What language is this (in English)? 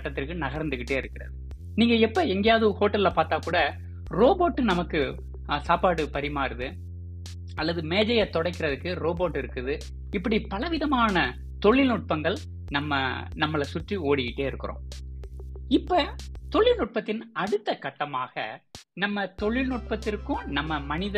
Tamil